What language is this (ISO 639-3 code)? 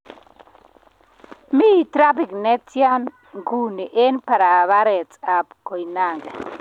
kln